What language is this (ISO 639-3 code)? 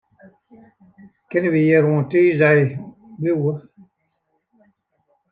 fry